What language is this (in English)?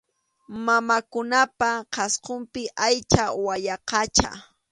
Arequipa-La Unión Quechua